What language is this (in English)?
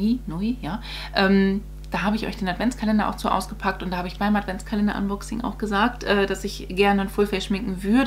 German